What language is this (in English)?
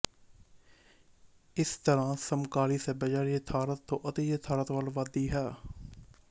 Punjabi